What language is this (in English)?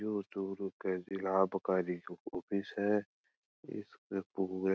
Marwari